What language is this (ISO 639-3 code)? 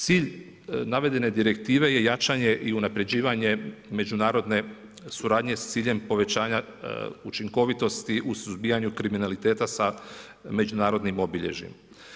hrv